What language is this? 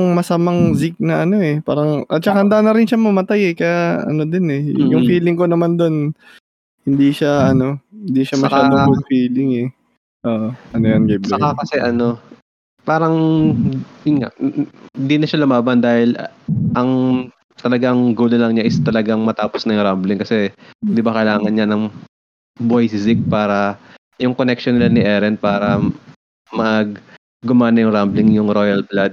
Filipino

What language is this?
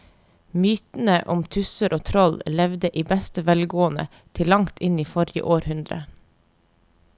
Norwegian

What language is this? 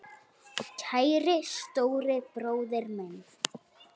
Icelandic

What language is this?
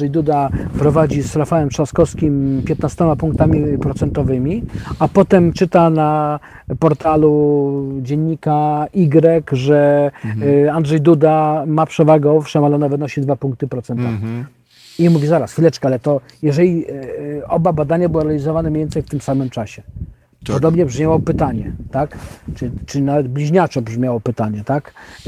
Polish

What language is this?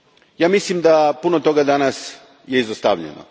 Croatian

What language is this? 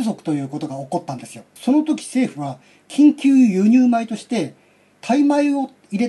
Japanese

